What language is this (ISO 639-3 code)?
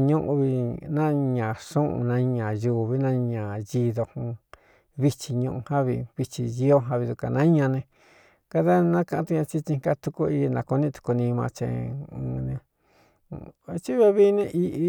xtu